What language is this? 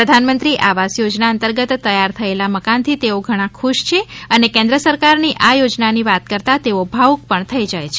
Gujarati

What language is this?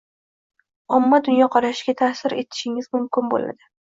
Uzbek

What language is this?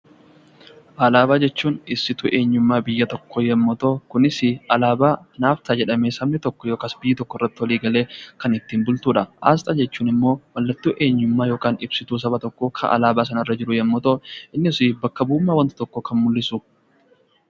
Oromo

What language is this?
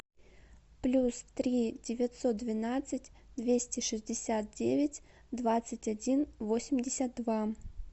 Russian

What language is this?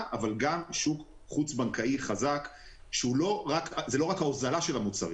Hebrew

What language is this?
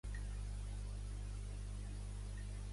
Catalan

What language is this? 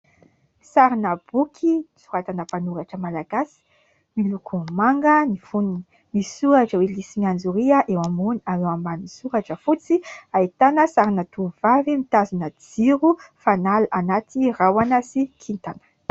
Malagasy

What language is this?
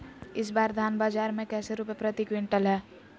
Magahi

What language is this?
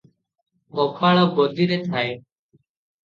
Odia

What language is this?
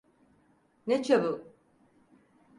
Turkish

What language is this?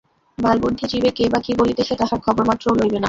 Bangla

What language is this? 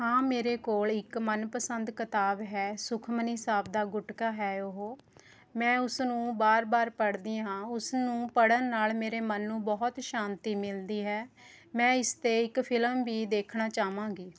Punjabi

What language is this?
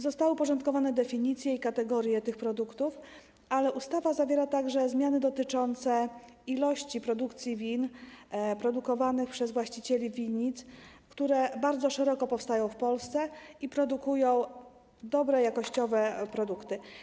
Polish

